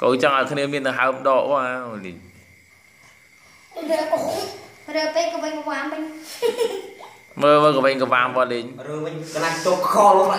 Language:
Dutch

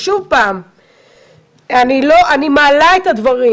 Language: Hebrew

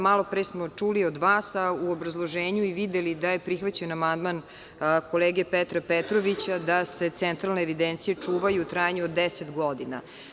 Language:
Serbian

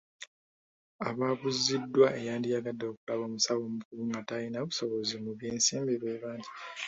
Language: Ganda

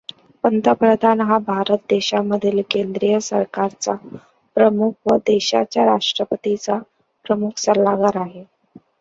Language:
Marathi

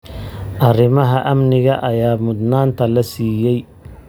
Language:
Somali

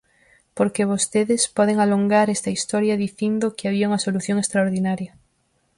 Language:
Galician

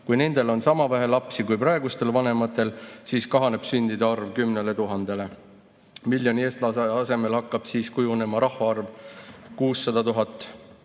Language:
Estonian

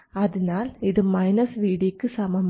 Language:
Malayalam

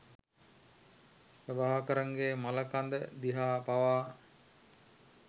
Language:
Sinhala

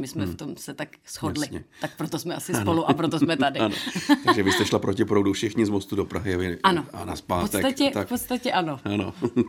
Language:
Czech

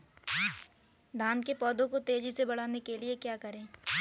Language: Hindi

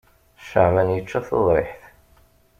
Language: Kabyle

